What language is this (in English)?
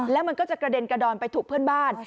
Thai